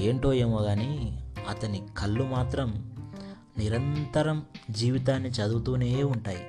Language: Telugu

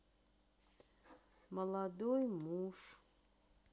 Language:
Russian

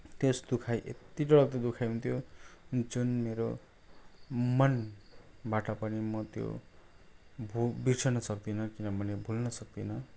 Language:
Nepali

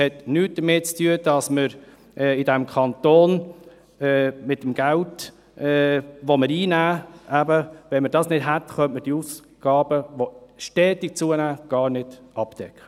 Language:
Swiss German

